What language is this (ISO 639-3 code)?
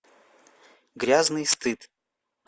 rus